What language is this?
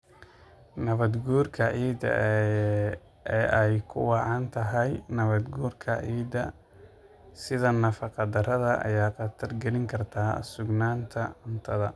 Somali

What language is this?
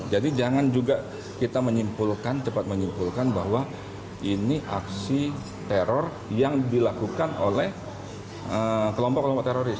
Indonesian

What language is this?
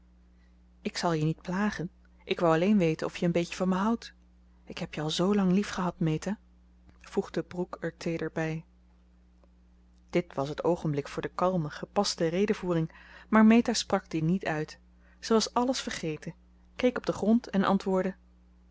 Dutch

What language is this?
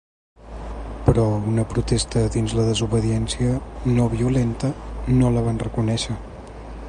Catalan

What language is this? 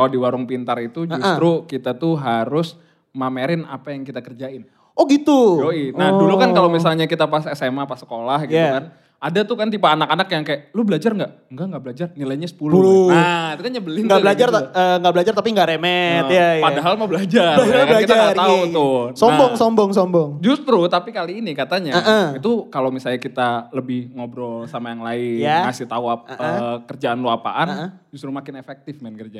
Indonesian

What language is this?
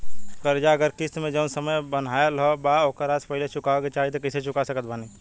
Bhojpuri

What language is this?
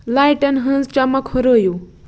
Kashmiri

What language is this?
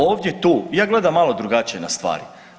Croatian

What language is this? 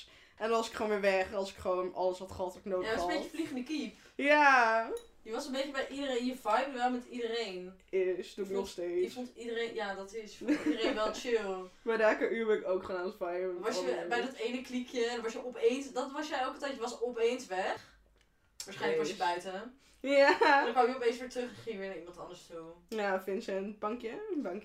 Dutch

